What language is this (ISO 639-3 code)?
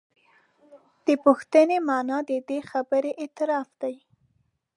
pus